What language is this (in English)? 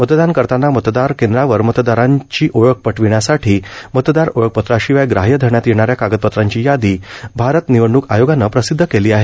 Marathi